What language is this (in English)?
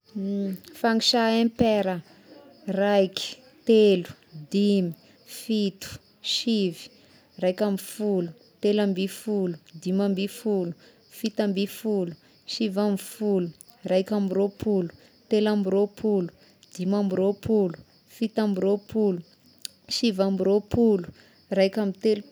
Tesaka Malagasy